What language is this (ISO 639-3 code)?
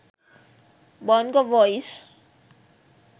sin